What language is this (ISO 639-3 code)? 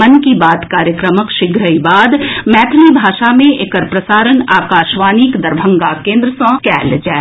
mai